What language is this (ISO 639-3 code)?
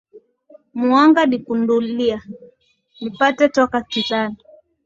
swa